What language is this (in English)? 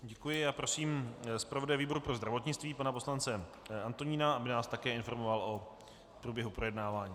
Czech